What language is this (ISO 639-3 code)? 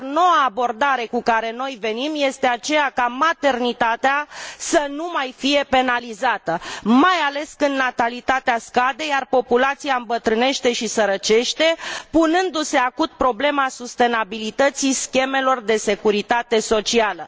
ron